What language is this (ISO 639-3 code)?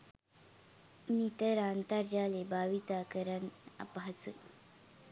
sin